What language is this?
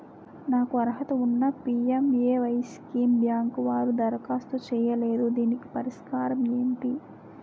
Telugu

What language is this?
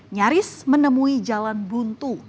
Indonesian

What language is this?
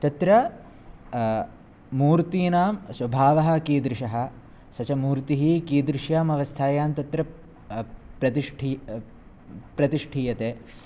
Sanskrit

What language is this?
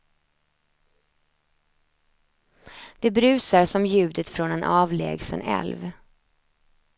Swedish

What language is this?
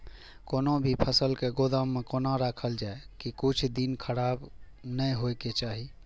Maithili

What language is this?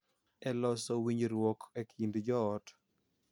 Luo (Kenya and Tanzania)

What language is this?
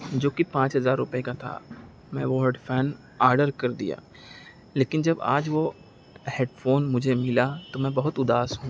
Urdu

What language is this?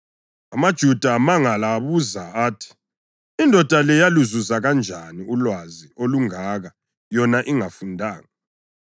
North Ndebele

